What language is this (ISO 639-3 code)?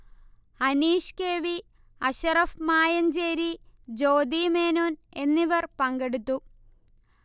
mal